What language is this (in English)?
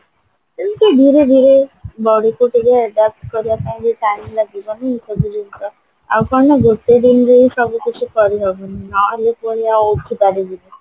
Odia